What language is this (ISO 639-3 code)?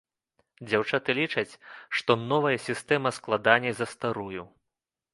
bel